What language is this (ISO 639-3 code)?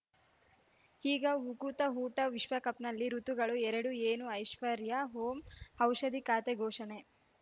kan